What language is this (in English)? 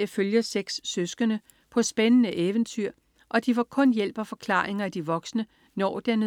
Danish